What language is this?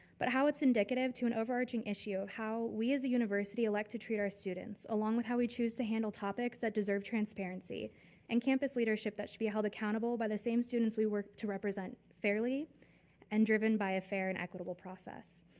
English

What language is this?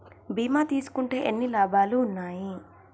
Telugu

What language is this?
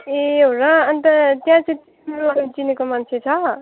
Nepali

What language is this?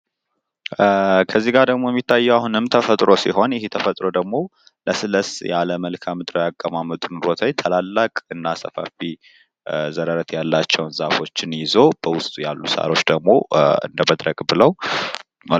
Amharic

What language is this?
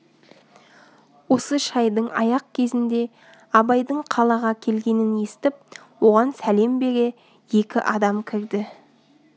Kazakh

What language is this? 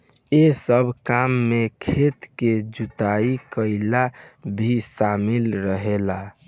Bhojpuri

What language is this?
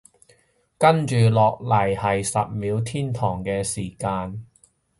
Cantonese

